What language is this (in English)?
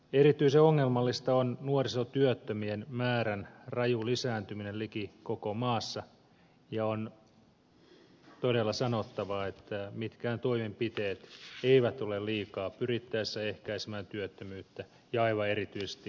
Finnish